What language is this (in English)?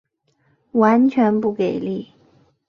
Chinese